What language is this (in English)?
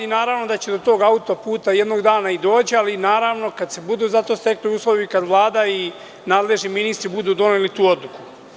Serbian